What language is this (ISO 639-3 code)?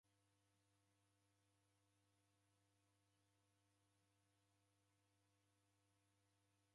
dav